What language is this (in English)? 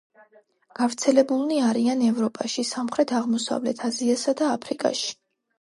Georgian